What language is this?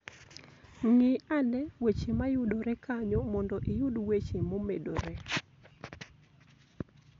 Luo (Kenya and Tanzania)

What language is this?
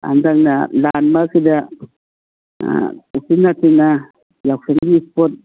Manipuri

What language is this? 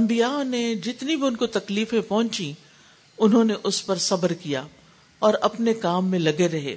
Urdu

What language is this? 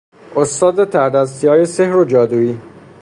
Persian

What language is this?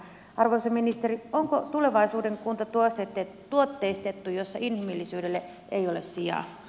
Finnish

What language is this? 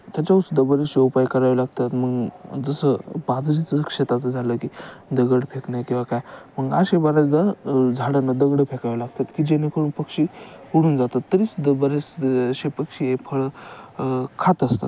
Marathi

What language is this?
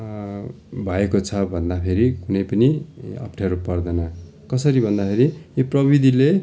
Nepali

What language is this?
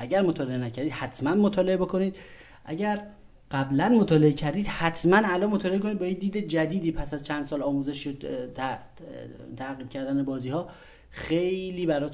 Persian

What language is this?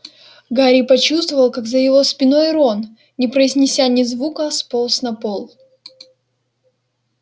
Russian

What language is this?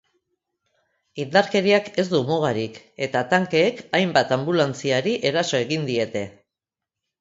Basque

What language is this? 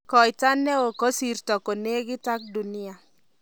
Kalenjin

